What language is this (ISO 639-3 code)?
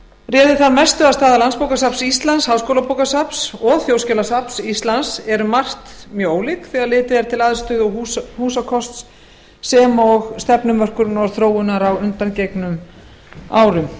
isl